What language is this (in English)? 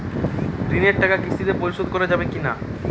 Bangla